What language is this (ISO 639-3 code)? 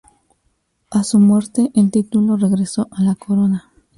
spa